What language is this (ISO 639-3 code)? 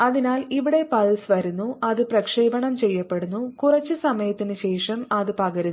mal